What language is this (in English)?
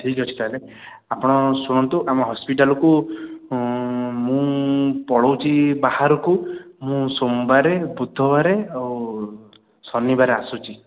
Odia